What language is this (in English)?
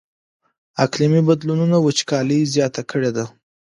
Pashto